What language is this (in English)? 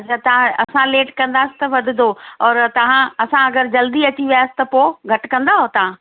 Sindhi